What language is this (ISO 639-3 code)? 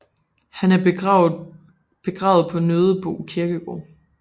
dan